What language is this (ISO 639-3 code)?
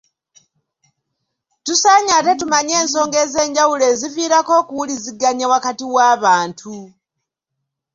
lug